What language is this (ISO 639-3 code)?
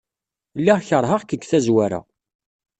kab